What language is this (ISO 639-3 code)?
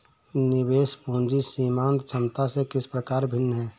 hin